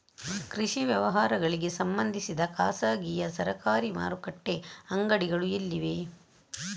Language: Kannada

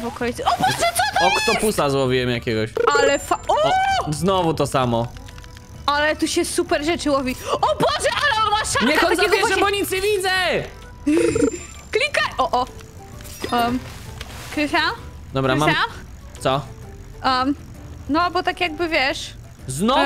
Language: Polish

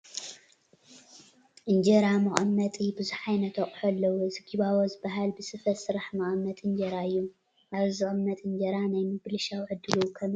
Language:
Tigrinya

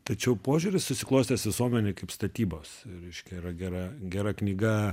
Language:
Lithuanian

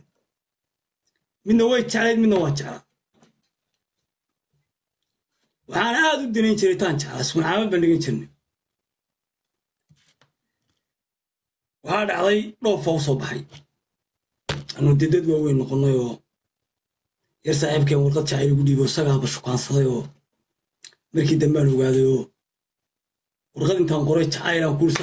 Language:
Arabic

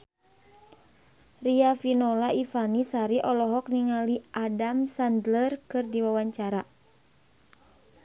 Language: Sundanese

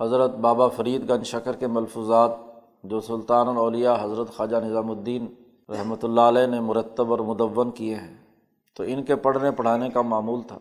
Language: Urdu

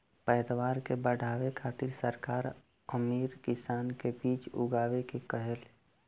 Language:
Bhojpuri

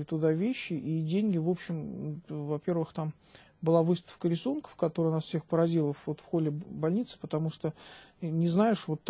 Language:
Russian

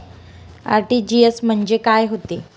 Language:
Marathi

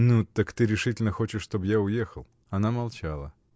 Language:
Russian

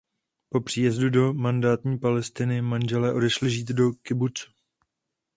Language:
Czech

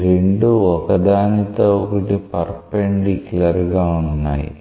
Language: Telugu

